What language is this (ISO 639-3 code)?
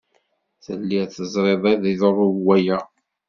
kab